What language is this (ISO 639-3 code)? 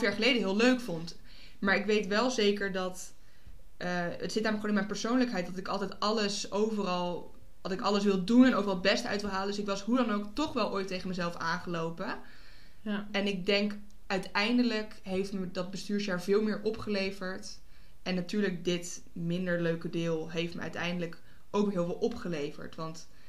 nld